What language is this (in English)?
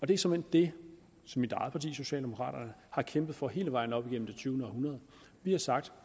Danish